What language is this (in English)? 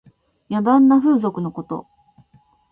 Japanese